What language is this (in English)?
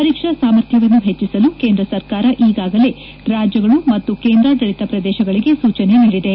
Kannada